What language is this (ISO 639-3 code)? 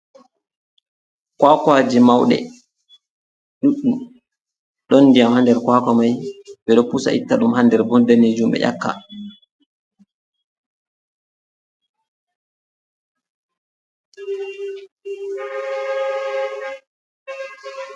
ful